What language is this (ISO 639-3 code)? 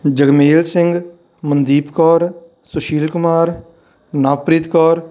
pan